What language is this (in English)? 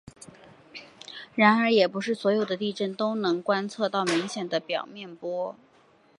Chinese